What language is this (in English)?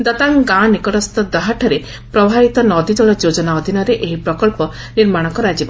Odia